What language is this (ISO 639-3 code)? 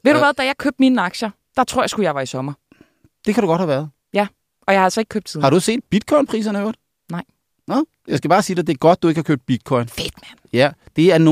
dan